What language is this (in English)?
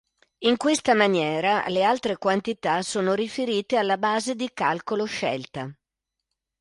Italian